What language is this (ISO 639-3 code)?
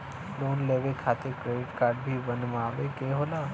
bho